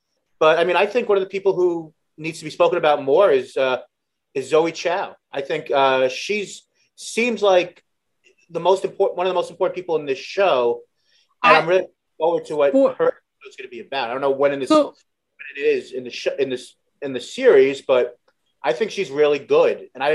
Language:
English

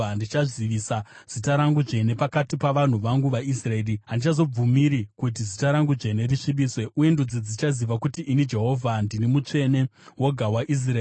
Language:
Shona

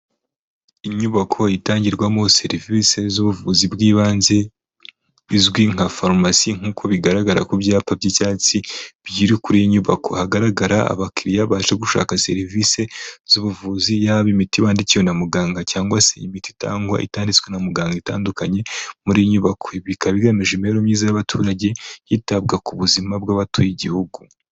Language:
Kinyarwanda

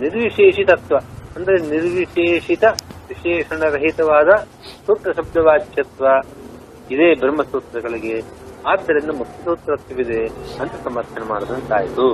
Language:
Kannada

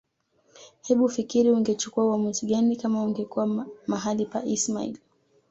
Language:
Swahili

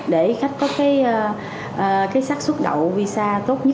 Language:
Vietnamese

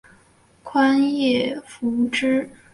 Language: Chinese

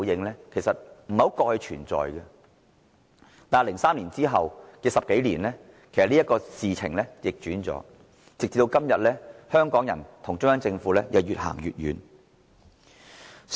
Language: Cantonese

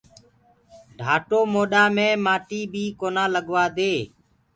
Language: Gurgula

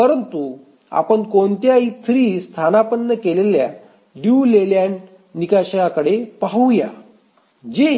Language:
Marathi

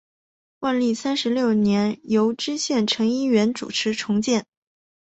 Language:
Chinese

